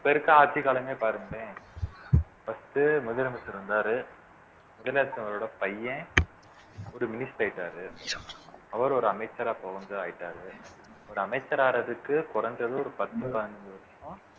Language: Tamil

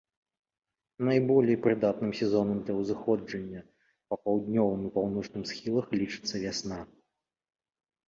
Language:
Belarusian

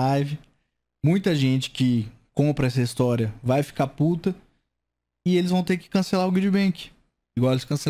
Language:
Portuguese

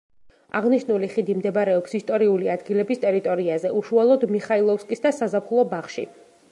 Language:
Georgian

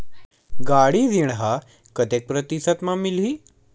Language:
Chhattisgarhi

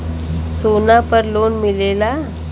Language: Bhojpuri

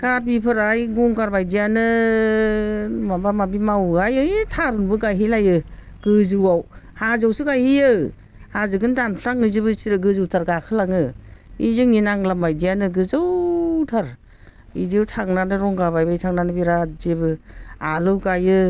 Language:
Bodo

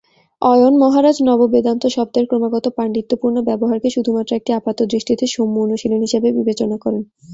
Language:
Bangla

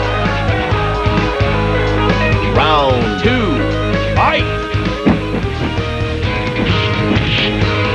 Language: English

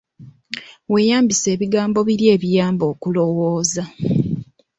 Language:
Ganda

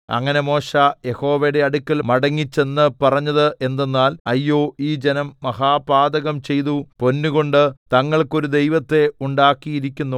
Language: Malayalam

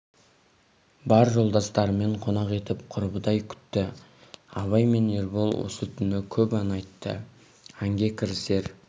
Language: Kazakh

